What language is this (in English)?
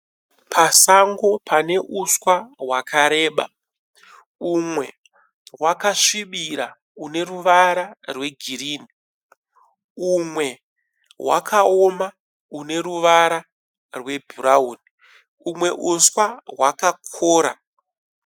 Shona